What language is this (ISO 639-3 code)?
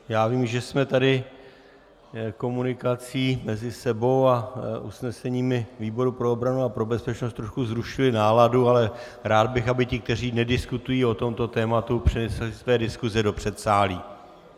ces